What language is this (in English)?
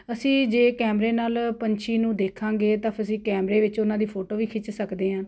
Punjabi